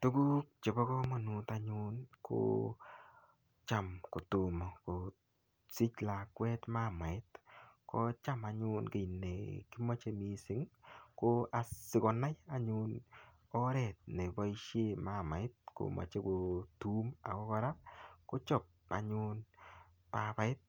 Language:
Kalenjin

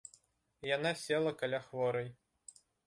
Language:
Belarusian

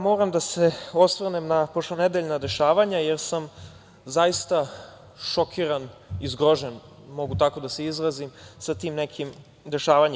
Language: Serbian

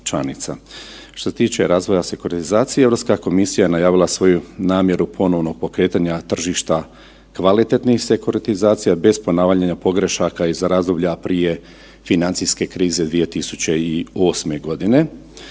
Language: Croatian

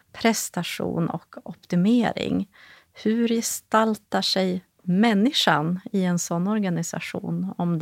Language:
Swedish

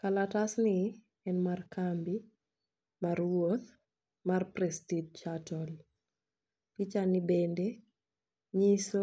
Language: Luo (Kenya and Tanzania)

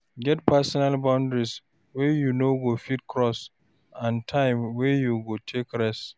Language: Nigerian Pidgin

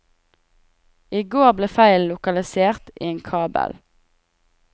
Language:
Norwegian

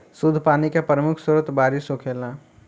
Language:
Bhojpuri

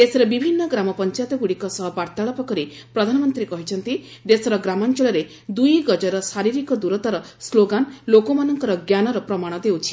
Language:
Odia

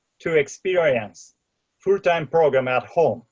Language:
English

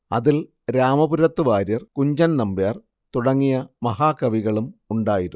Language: Malayalam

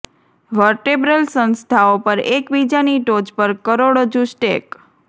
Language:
Gujarati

